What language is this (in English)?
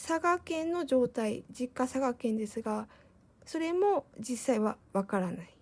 Japanese